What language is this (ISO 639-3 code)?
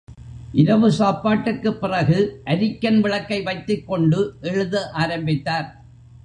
tam